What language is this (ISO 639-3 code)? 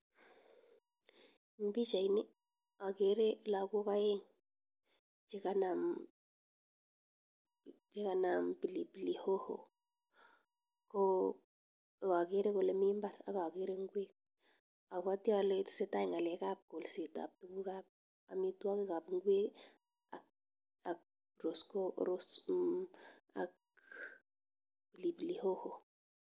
kln